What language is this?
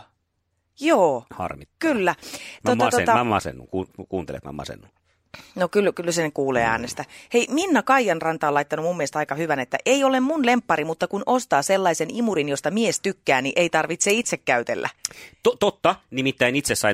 Finnish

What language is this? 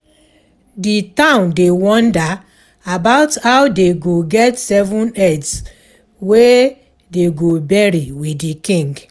Nigerian Pidgin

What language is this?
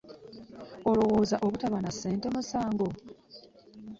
Ganda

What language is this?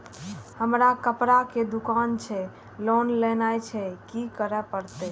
Maithili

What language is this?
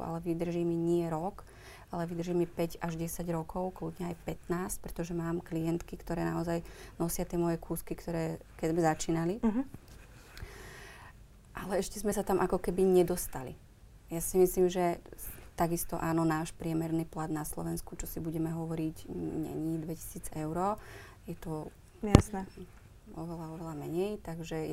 Slovak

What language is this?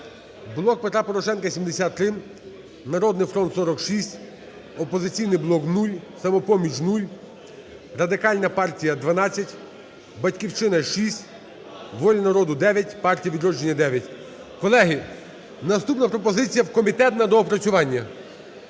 Ukrainian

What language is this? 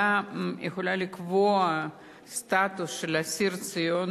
Hebrew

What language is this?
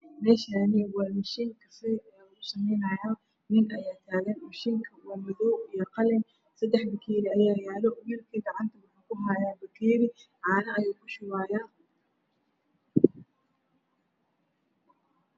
Somali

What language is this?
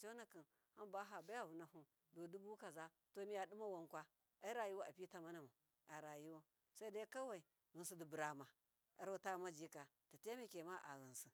Miya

